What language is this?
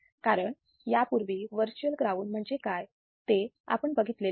Marathi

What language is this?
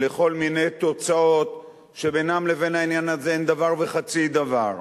Hebrew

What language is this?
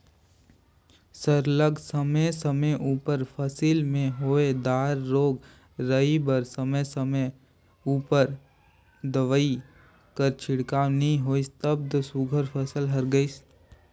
Chhattisgarhi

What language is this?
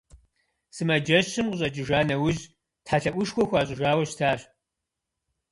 Kabardian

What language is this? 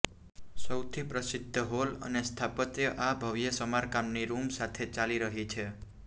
Gujarati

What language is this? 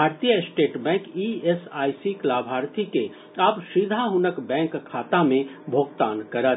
Maithili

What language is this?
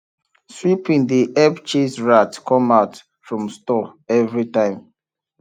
Nigerian Pidgin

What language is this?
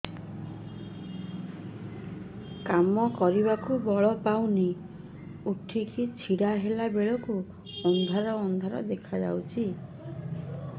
Odia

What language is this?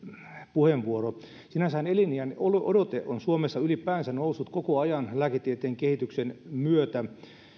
Finnish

